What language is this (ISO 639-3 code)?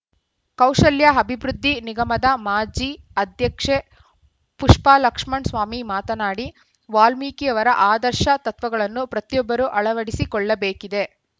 kan